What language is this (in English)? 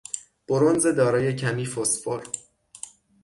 Persian